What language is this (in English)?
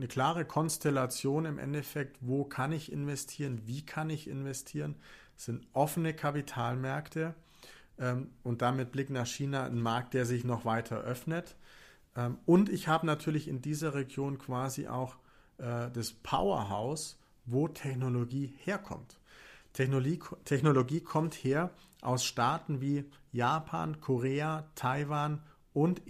German